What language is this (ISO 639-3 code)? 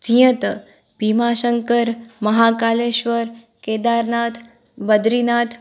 snd